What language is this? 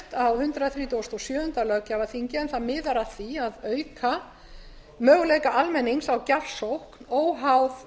Icelandic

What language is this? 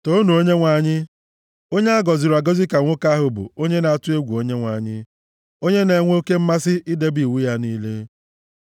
Igbo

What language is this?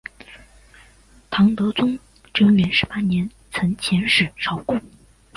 Chinese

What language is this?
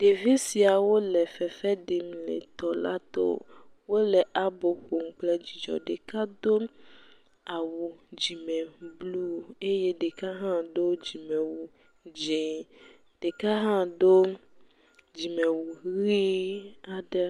Ewe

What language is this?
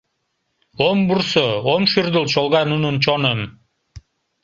Mari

